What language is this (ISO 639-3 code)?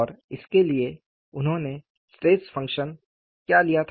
hin